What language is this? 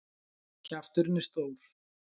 Icelandic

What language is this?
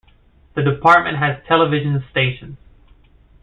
English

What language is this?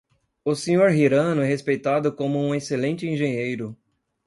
Portuguese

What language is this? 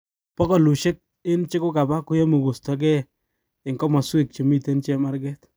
Kalenjin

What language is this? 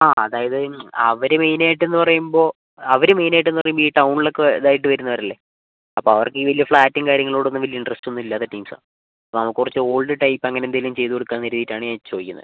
Malayalam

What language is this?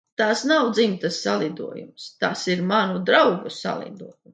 Latvian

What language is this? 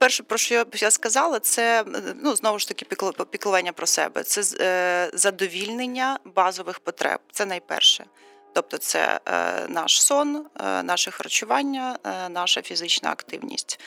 Ukrainian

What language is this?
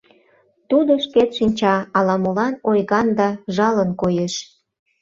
Mari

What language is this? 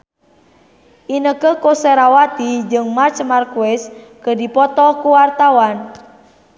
Sundanese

